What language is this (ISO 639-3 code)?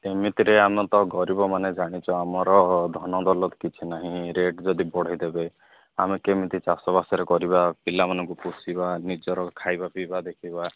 ori